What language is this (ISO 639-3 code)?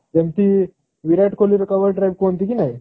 ori